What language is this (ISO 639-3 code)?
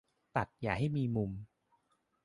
tha